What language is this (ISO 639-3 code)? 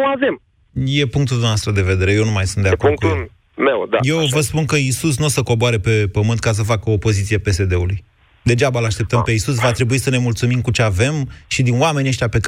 ron